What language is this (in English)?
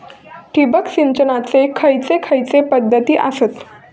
Marathi